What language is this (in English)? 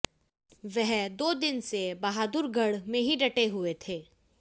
Hindi